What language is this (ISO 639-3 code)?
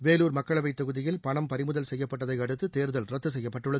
tam